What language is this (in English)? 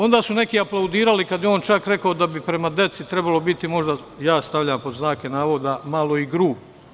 Serbian